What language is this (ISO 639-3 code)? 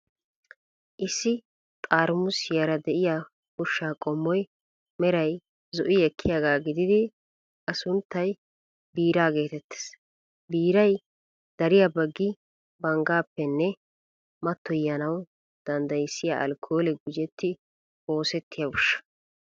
wal